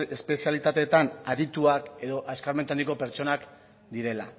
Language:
Basque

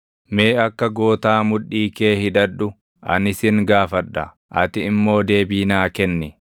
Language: Oromo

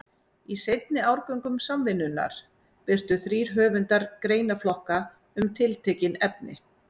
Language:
Icelandic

